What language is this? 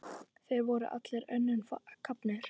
Icelandic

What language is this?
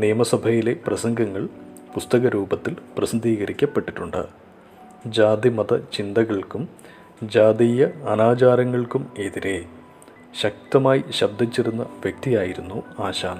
Malayalam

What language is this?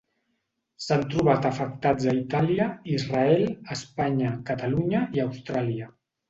Catalan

